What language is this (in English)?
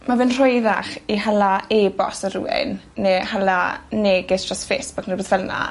Welsh